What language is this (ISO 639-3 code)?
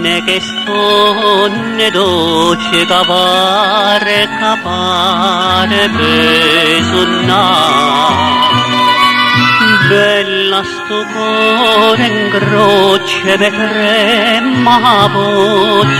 hin